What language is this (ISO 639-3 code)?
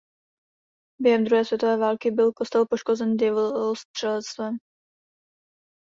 ces